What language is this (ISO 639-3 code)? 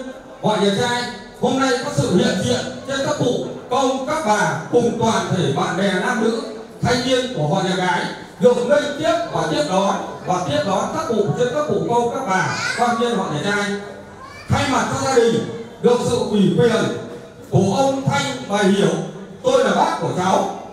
vie